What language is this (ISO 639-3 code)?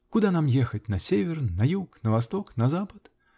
rus